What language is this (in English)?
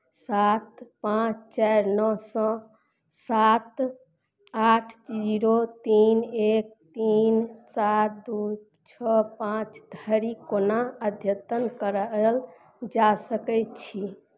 Maithili